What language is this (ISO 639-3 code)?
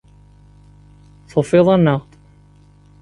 kab